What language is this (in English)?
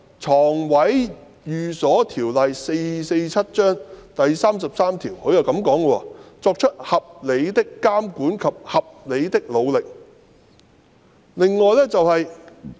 Cantonese